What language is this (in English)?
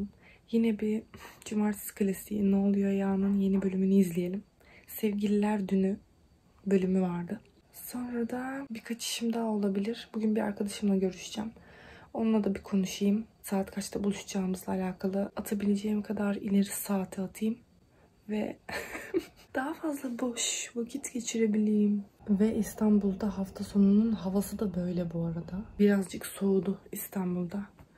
Turkish